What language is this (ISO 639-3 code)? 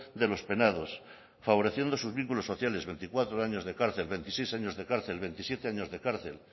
spa